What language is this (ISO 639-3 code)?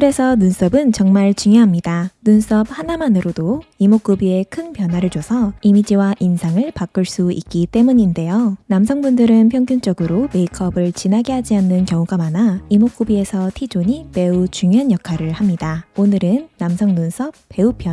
kor